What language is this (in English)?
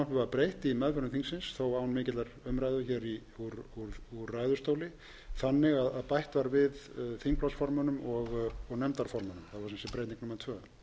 Icelandic